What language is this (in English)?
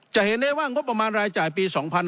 Thai